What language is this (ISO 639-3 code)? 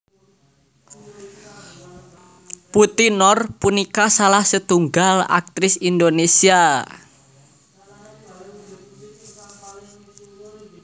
jav